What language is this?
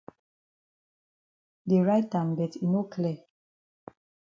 Cameroon Pidgin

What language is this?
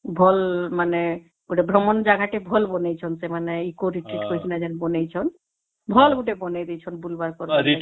Odia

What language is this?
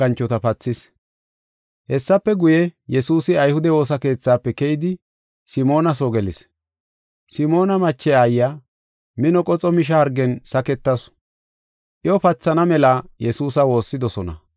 Gofa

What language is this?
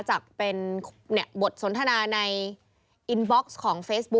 Thai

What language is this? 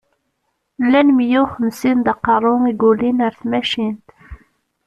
Kabyle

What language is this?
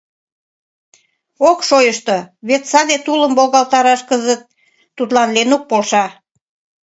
Mari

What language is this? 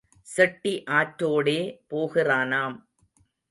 Tamil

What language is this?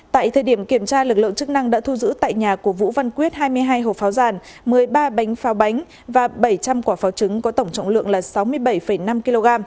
Vietnamese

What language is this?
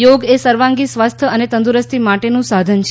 Gujarati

